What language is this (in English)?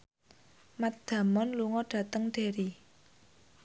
Javanese